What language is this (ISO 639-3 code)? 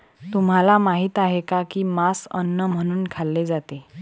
mar